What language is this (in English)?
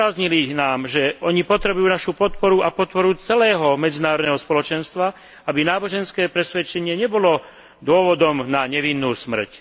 Slovak